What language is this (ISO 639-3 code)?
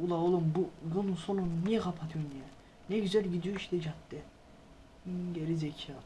tur